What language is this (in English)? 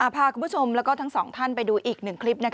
Thai